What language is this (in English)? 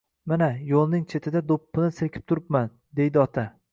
Uzbek